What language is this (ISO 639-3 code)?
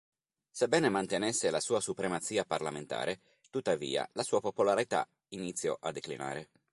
ita